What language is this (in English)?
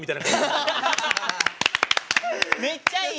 Japanese